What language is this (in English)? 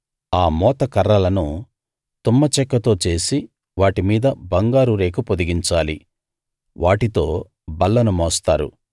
Telugu